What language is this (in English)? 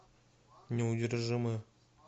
Russian